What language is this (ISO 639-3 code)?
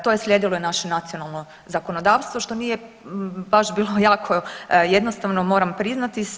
hrv